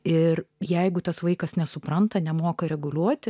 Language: Lithuanian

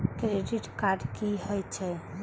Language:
Maithili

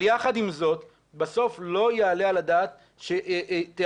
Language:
Hebrew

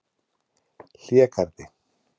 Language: Icelandic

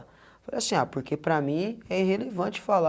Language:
Portuguese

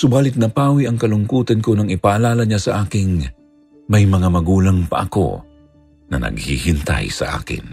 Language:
Filipino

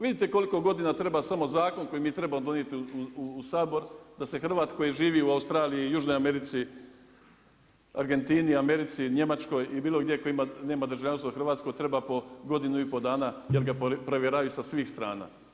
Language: Croatian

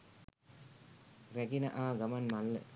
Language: Sinhala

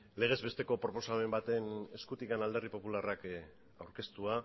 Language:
Basque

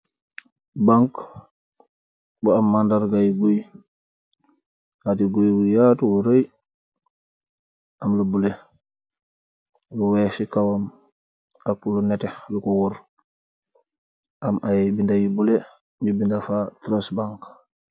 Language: Wolof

